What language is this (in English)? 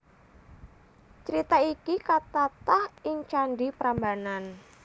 Javanese